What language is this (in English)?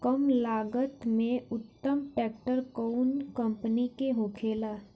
Bhojpuri